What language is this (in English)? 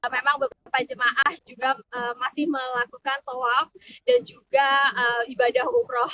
Indonesian